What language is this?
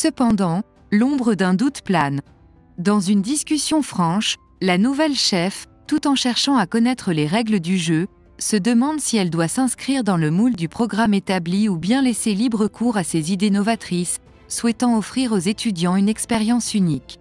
French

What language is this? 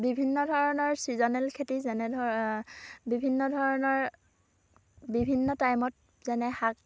Assamese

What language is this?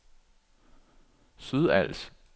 Danish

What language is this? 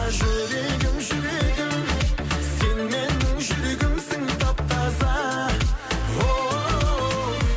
Kazakh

